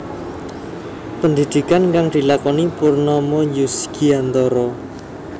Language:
Javanese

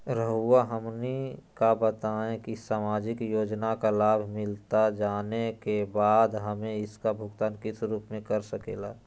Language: Magahi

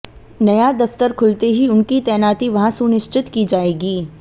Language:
Hindi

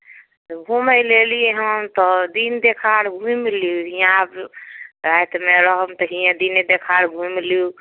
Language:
Maithili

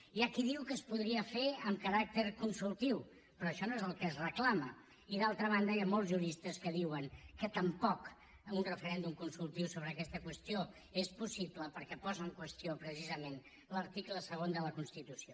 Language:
Catalan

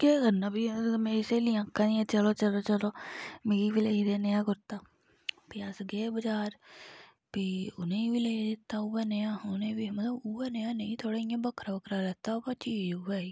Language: Dogri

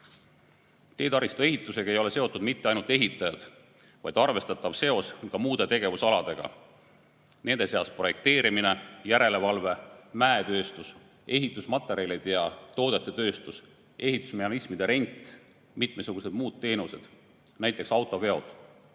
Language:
Estonian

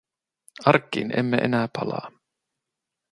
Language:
Finnish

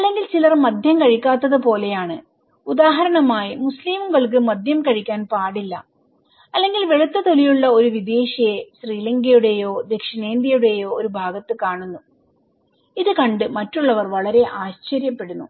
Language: Malayalam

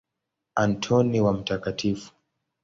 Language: Swahili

